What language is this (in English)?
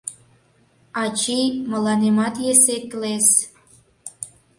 Mari